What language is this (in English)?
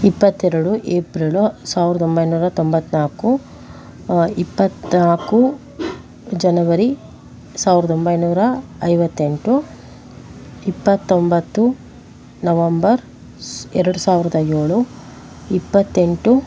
Kannada